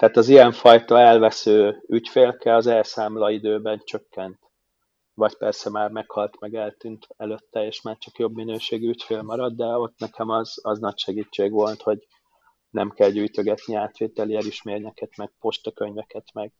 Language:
Hungarian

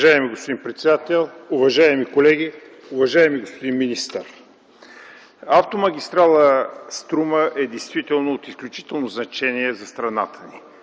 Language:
Bulgarian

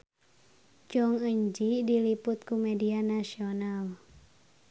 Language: Sundanese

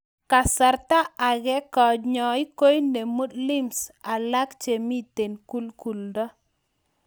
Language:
Kalenjin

